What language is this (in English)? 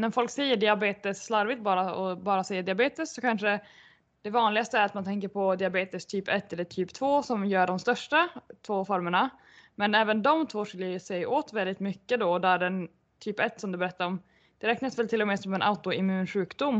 Swedish